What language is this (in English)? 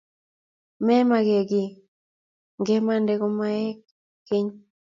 Kalenjin